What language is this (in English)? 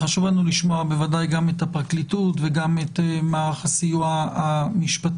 Hebrew